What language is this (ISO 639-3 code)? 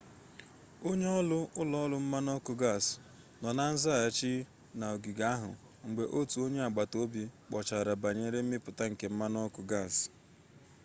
ibo